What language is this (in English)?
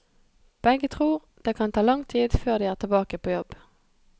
Norwegian